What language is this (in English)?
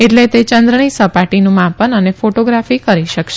Gujarati